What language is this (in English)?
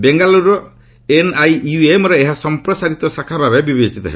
Odia